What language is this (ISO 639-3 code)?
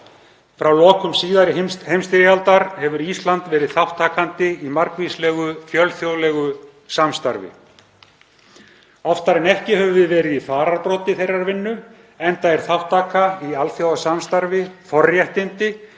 isl